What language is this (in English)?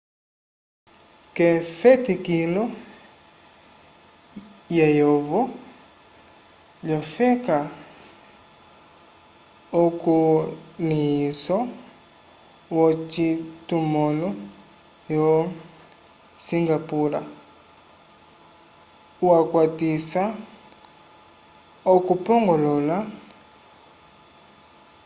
Umbundu